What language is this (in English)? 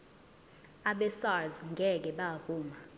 Zulu